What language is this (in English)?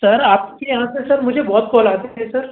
Hindi